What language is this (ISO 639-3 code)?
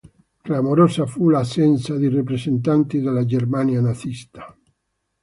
ita